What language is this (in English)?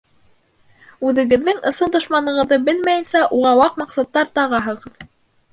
Bashkir